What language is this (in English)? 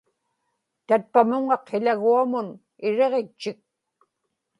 Inupiaq